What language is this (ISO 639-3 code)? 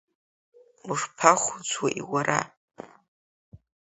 abk